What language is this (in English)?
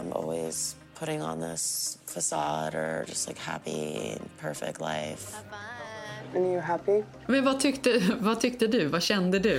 Swedish